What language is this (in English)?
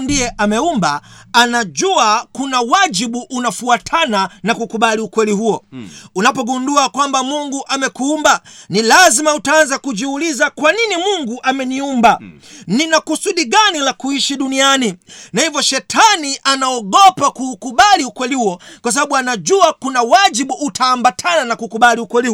Swahili